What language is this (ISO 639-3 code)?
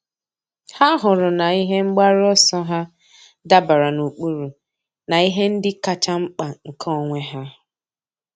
ibo